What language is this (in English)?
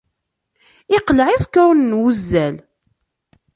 Kabyle